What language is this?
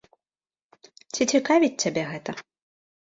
Belarusian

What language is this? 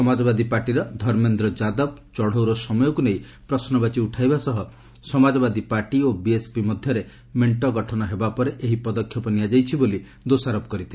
Odia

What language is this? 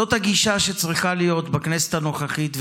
Hebrew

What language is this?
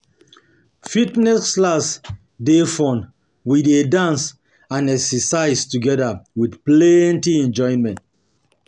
Nigerian Pidgin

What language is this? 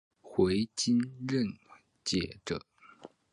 Chinese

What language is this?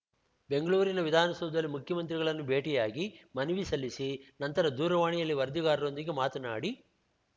Kannada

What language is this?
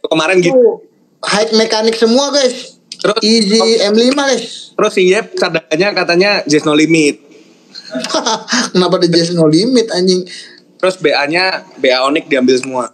Indonesian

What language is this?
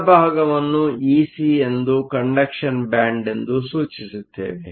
Kannada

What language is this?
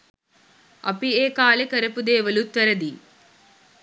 Sinhala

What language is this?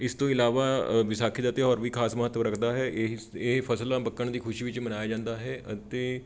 Punjabi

